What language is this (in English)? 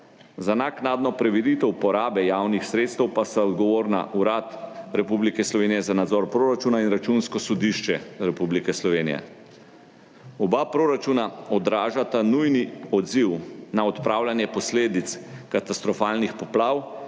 Slovenian